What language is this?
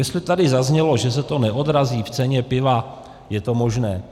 Czech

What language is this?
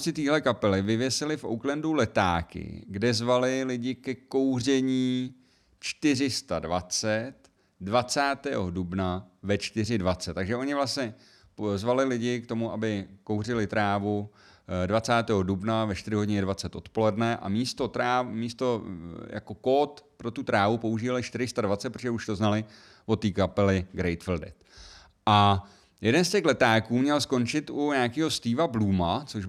Czech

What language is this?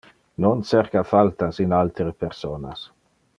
Interlingua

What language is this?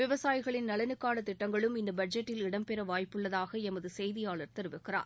Tamil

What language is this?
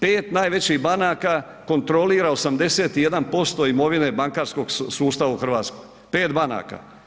Croatian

